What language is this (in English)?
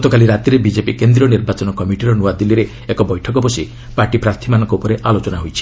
Odia